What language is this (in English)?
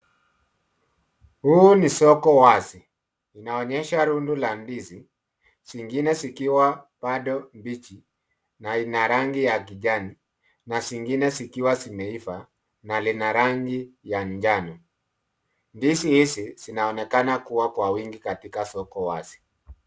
Swahili